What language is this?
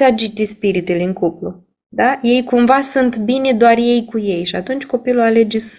Romanian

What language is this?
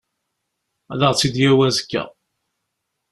Kabyle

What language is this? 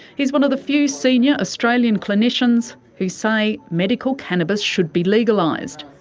English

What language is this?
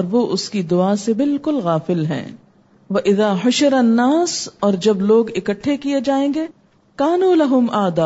Urdu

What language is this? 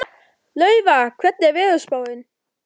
Icelandic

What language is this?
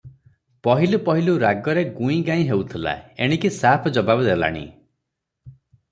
Odia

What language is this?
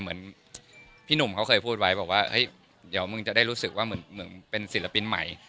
Thai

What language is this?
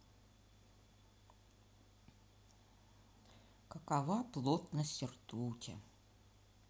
Russian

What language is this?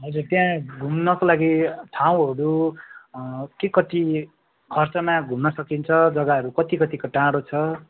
Nepali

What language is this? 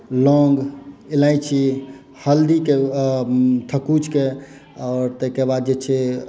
Maithili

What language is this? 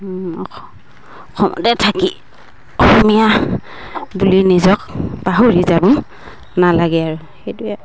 Assamese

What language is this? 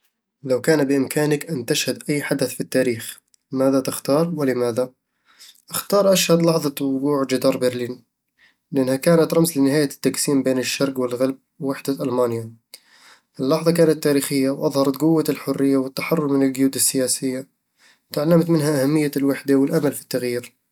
Eastern Egyptian Bedawi Arabic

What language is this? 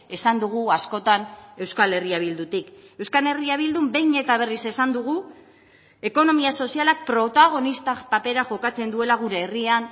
Basque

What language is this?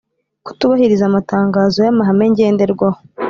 Kinyarwanda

